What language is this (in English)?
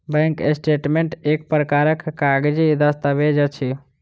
Maithili